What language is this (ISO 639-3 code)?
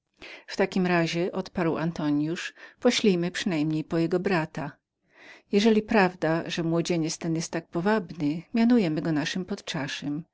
pol